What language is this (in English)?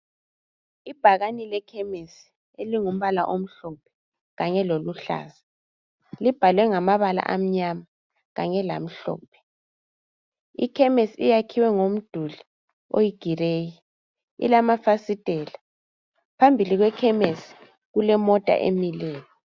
North Ndebele